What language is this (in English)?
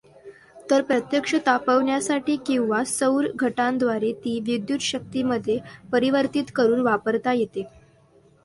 Marathi